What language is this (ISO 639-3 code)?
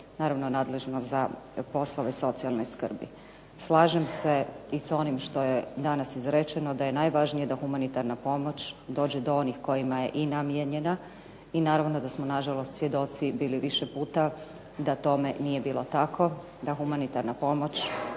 hrv